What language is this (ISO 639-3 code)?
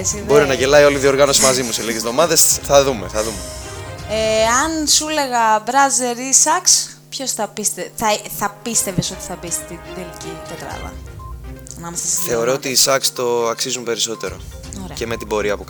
ell